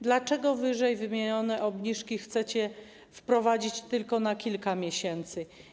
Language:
Polish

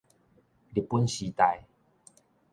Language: Min Nan Chinese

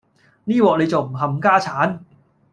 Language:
Cantonese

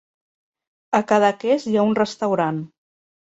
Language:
Catalan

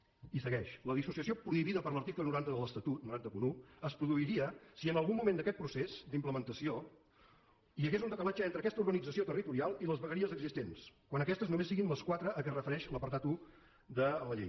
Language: Catalan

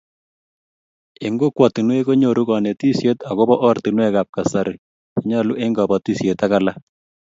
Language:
Kalenjin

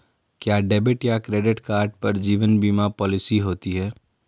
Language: Hindi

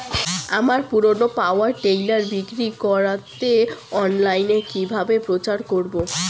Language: Bangla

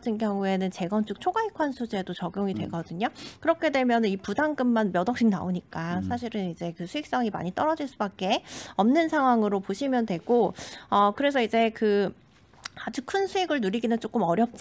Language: Korean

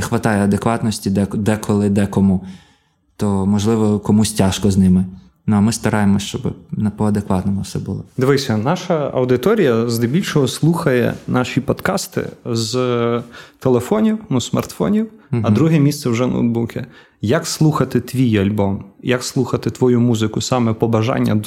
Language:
Ukrainian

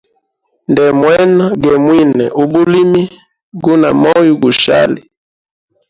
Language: Hemba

